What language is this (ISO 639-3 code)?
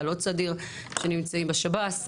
heb